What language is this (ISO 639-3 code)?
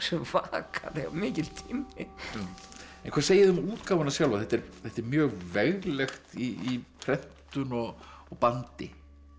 isl